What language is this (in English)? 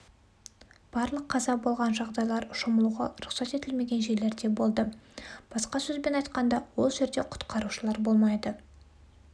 Kazakh